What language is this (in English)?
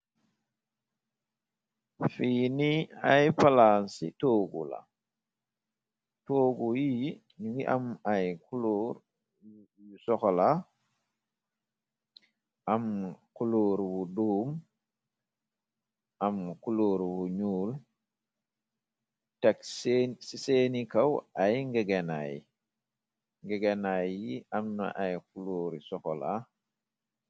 Wolof